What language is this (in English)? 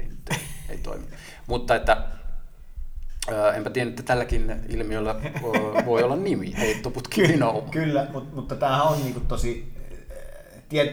Finnish